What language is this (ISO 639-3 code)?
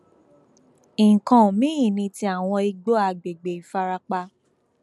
yor